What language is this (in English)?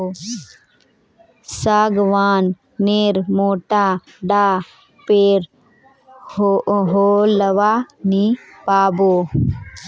Magahi